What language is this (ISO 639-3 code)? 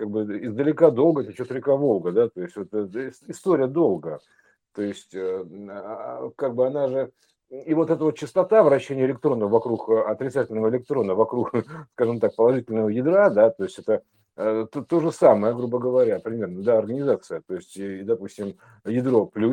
rus